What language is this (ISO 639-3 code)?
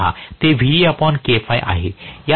mar